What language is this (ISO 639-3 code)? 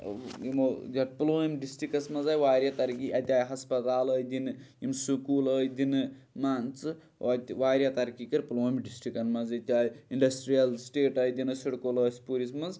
kas